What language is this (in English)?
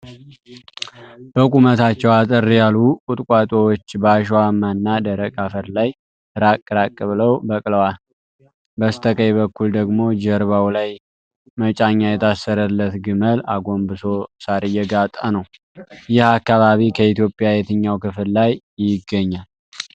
Amharic